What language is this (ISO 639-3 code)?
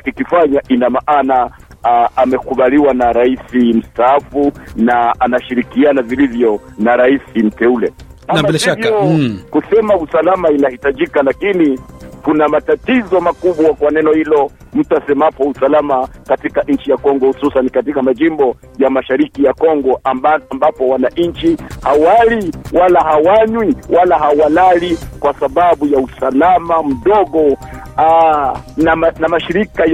swa